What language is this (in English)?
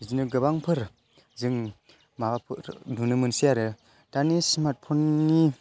Bodo